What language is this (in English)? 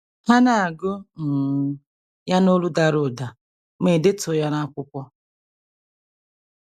Igbo